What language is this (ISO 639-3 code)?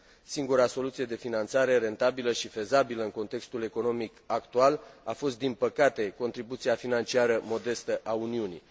ron